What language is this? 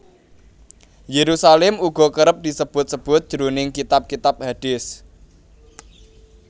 Javanese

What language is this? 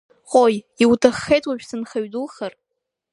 Abkhazian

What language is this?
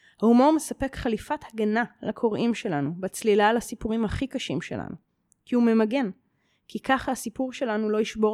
Hebrew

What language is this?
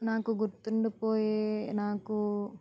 Telugu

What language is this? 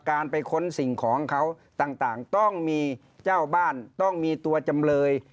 Thai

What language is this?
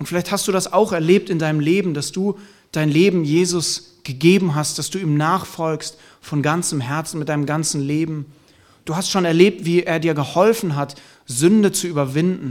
German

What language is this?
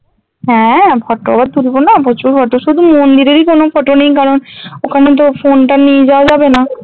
Bangla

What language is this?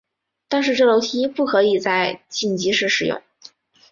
Chinese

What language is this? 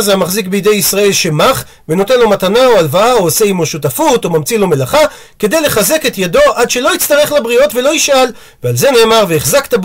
Hebrew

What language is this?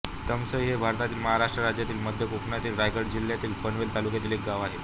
Marathi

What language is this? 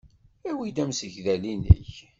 Kabyle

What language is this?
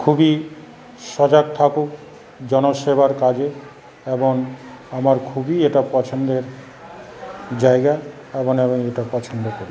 Bangla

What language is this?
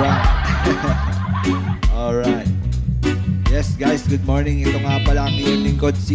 Filipino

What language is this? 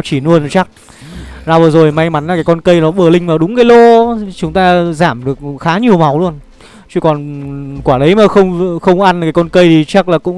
Vietnamese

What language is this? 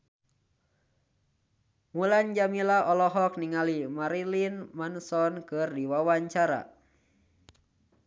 Sundanese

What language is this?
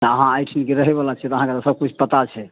Maithili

